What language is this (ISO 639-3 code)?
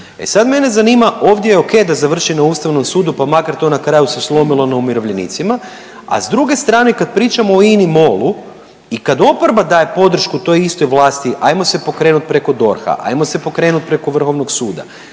hrv